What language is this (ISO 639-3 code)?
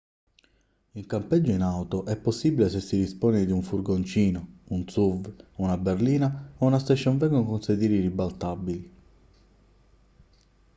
ita